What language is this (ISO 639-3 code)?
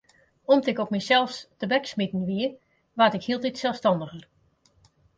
fry